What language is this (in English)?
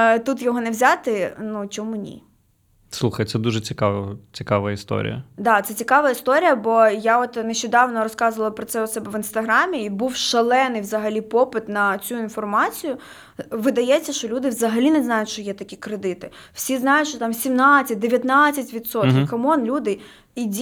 Ukrainian